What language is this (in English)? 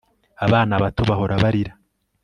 Kinyarwanda